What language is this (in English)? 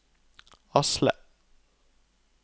Norwegian